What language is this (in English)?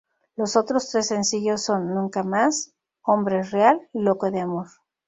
Spanish